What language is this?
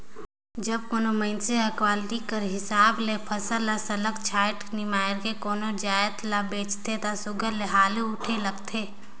Chhattisgarhi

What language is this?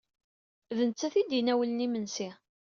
Kabyle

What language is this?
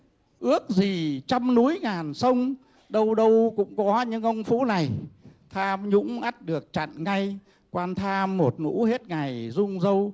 Vietnamese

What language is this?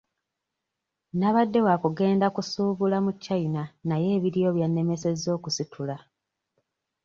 Ganda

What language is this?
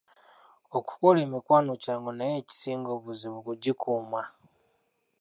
Ganda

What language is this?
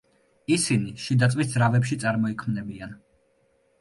Georgian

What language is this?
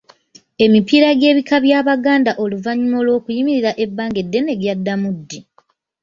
Ganda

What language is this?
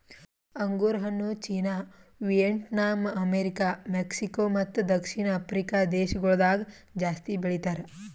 Kannada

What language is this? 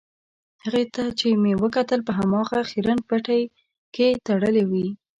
Pashto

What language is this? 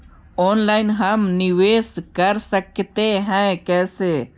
Magahi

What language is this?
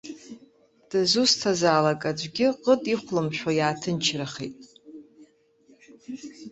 Abkhazian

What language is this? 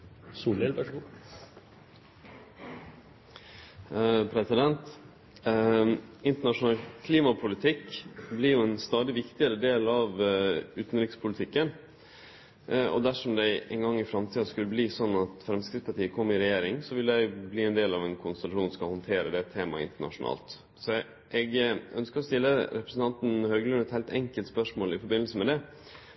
Norwegian Nynorsk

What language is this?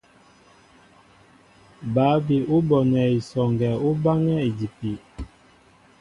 Mbo (Cameroon)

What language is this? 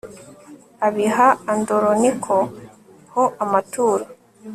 Kinyarwanda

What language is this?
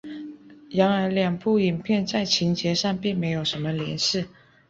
Chinese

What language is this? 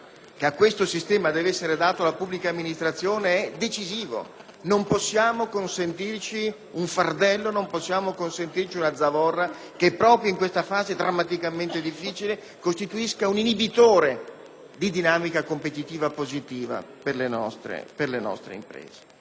Italian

